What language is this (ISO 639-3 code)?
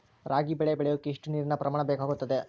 kan